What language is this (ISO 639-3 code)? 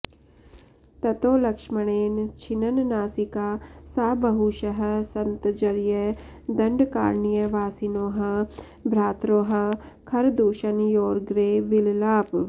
san